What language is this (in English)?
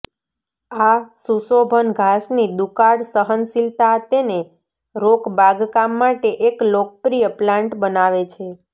Gujarati